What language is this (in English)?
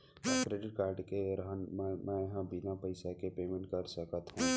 Chhattisgarhi